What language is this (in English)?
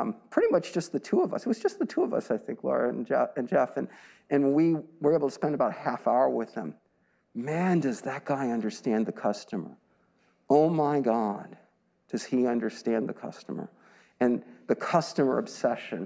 English